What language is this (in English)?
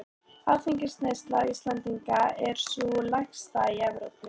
Icelandic